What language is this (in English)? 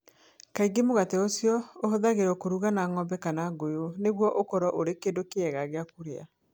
Kikuyu